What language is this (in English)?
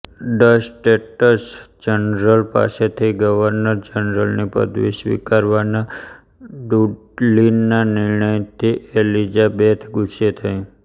Gujarati